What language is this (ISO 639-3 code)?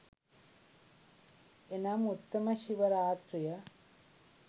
sin